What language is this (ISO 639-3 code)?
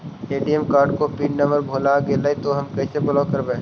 mag